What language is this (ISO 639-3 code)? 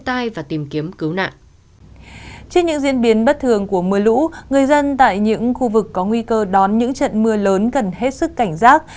vie